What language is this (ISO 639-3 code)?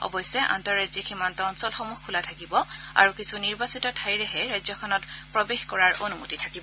asm